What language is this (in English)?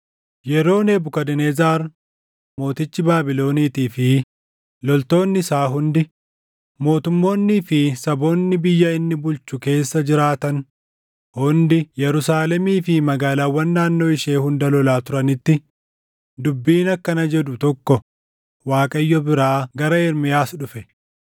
Oromo